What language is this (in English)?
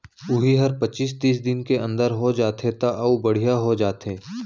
Chhattisgarhi